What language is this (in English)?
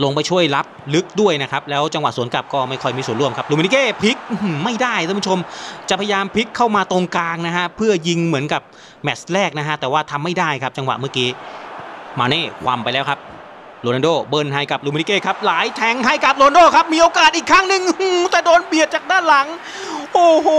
Thai